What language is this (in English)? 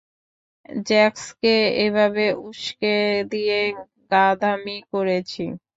Bangla